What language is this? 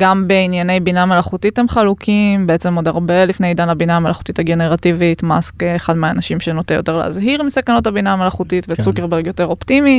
Hebrew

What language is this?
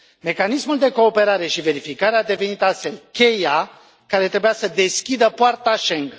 Romanian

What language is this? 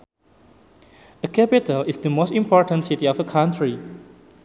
Sundanese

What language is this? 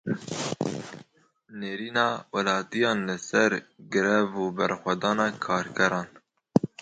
Kurdish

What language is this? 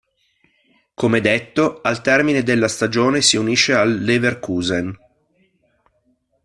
Italian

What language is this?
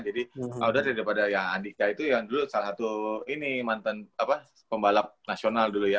Indonesian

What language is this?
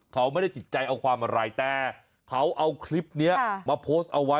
Thai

